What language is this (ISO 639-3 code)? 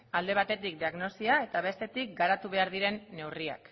eus